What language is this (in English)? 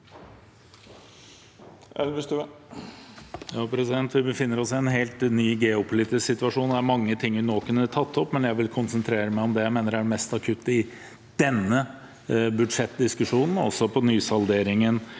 Norwegian